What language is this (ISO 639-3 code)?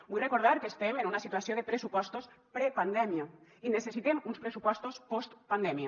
cat